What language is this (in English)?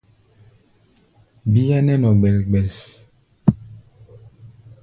Gbaya